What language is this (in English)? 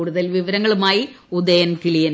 Malayalam